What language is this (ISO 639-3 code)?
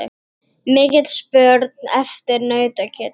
isl